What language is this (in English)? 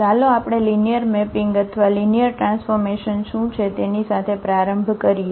Gujarati